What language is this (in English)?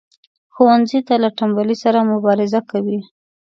Pashto